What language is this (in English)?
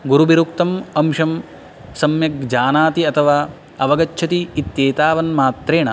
Sanskrit